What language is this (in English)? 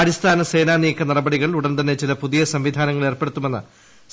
Malayalam